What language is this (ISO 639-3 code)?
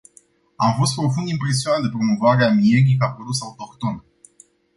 ron